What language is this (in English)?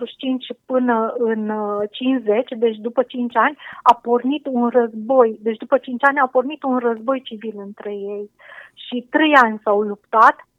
Romanian